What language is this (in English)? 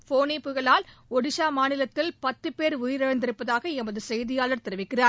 Tamil